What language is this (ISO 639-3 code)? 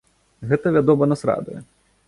bel